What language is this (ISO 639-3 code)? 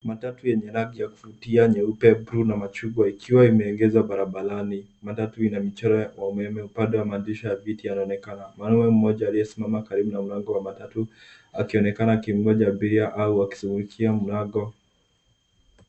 swa